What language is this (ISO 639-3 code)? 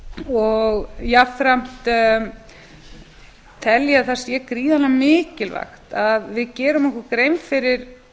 isl